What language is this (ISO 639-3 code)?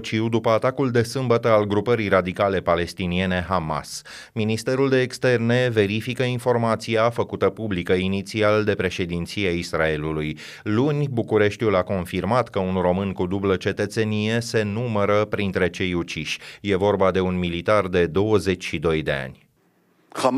ron